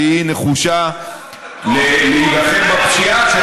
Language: Hebrew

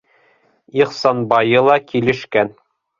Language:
Bashkir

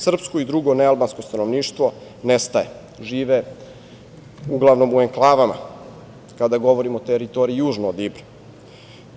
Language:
Serbian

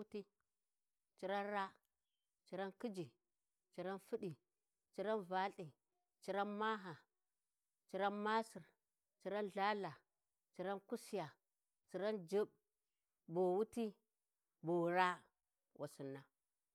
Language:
Warji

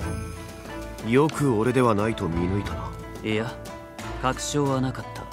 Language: Japanese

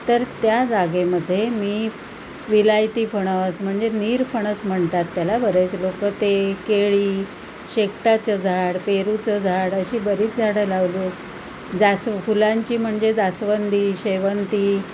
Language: Marathi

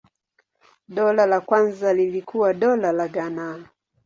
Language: Swahili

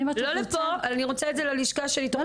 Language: Hebrew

